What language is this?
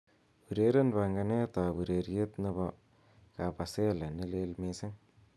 Kalenjin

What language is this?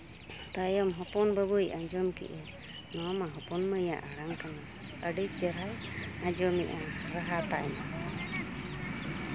Santali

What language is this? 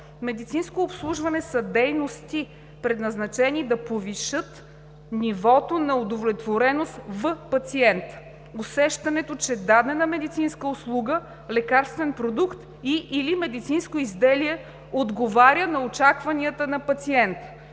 Bulgarian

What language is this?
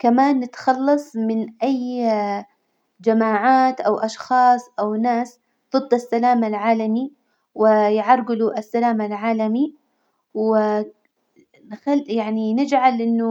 Hijazi Arabic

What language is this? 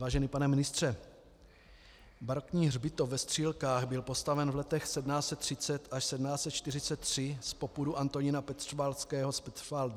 Czech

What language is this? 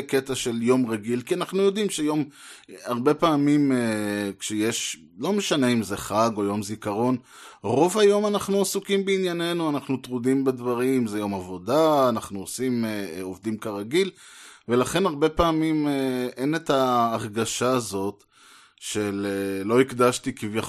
Hebrew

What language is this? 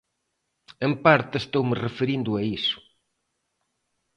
Galician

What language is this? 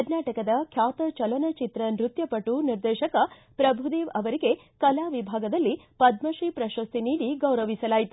Kannada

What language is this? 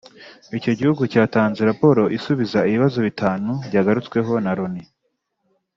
Kinyarwanda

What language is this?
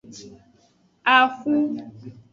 Aja (Benin)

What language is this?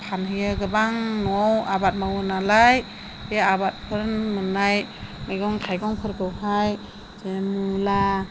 Bodo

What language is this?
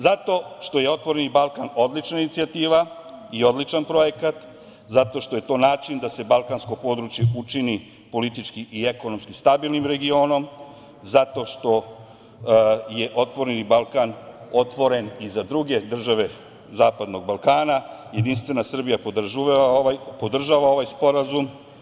Serbian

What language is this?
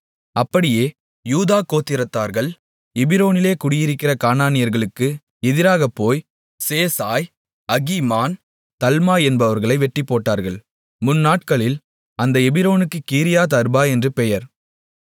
Tamil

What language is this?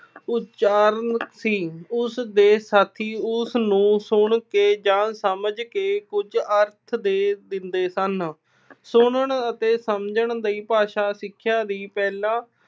Punjabi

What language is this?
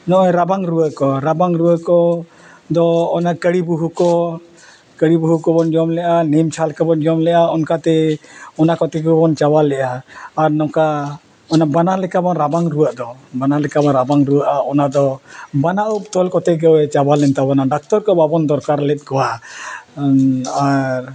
Santali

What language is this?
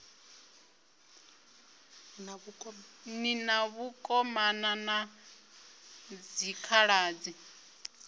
Venda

